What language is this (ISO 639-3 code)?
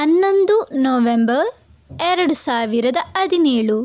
kan